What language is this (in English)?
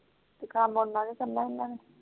Punjabi